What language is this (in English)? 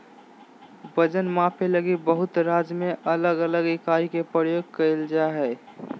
Magahi